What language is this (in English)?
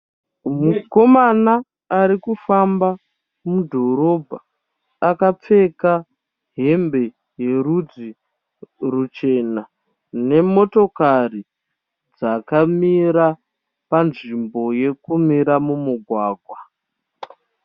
Shona